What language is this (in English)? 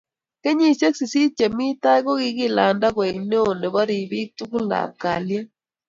Kalenjin